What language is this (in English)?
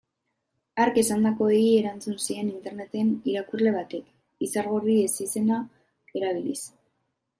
Basque